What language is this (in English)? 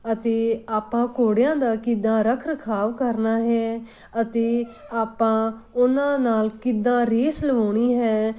Punjabi